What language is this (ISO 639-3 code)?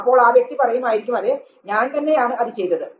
mal